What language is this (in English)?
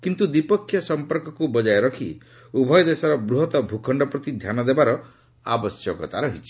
Odia